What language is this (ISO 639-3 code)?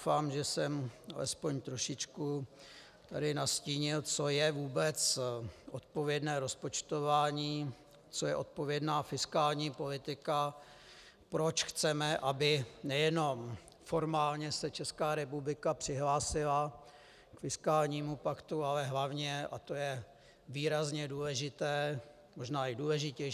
ces